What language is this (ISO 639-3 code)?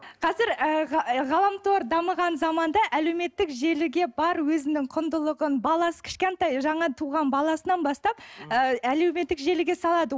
kaz